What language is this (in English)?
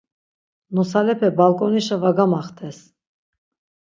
Laz